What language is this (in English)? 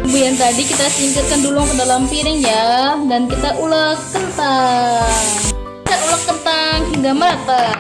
Indonesian